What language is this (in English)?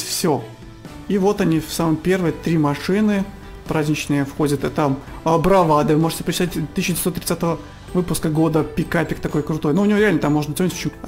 Russian